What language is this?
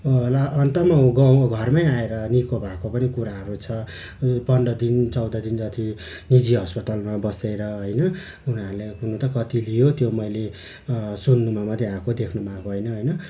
Nepali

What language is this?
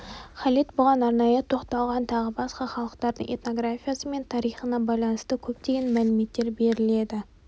Kazakh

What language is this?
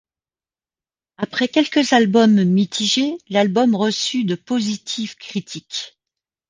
French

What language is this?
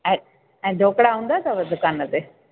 Sindhi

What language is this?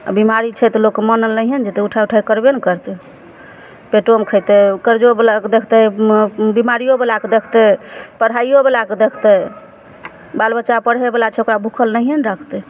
Maithili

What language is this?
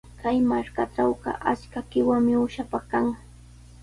Sihuas Ancash Quechua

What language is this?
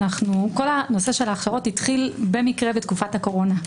Hebrew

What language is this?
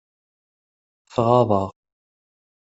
Kabyle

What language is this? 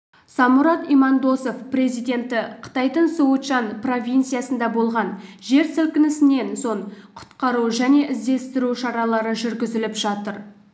Kazakh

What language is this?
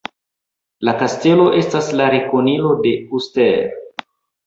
Esperanto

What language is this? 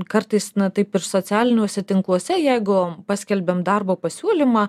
Lithuanian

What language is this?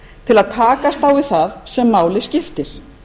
Icelandic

